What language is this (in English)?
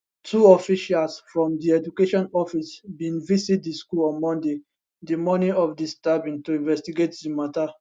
Nigerian Pidgin